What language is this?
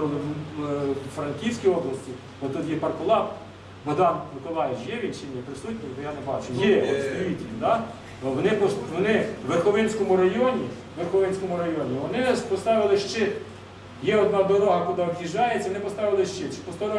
Ukrainian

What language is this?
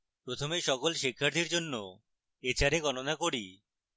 Bangla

